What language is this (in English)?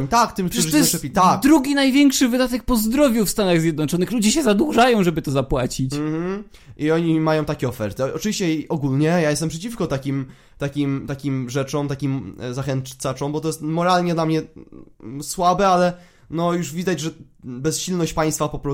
Polish